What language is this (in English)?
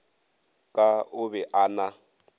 Northern Sotho